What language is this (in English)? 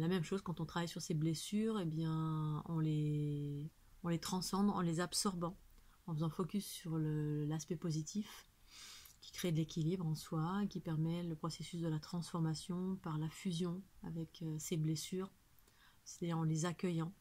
French